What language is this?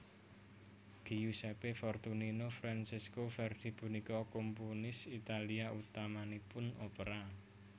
Javanese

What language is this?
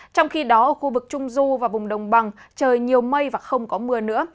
Vietnamese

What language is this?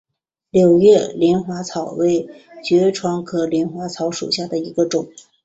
Chinese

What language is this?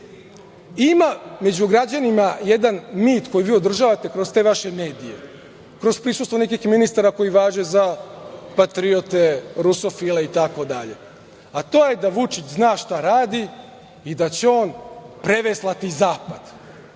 Serbian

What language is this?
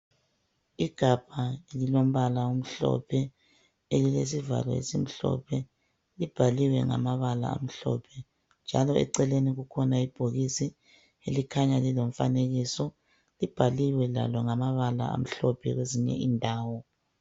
North Ndebele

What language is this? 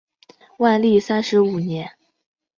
Chinese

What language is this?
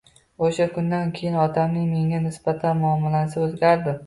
Uzbek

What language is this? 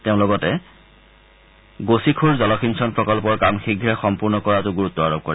Assamese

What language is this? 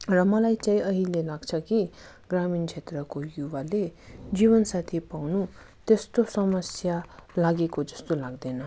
Nepali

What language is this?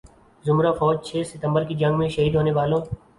Urdu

